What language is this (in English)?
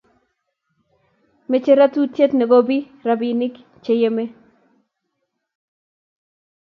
Kalenjin